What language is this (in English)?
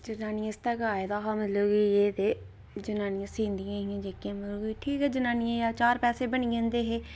Dogri